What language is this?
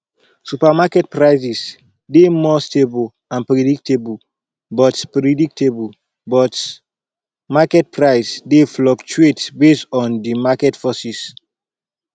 Nigerian Pidgin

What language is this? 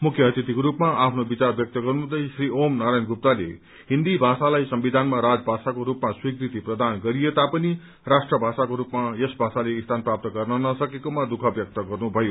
Nepali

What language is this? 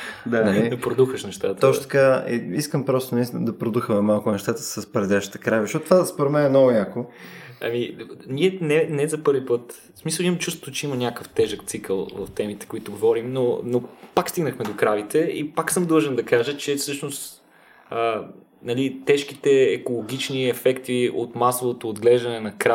Bulgarian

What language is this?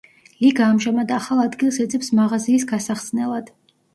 Georgian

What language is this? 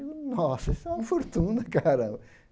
Portuguese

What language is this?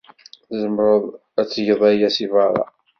Kabyle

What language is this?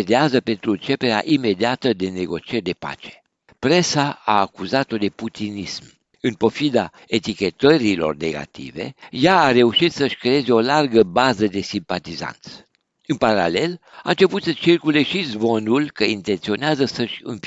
Romanian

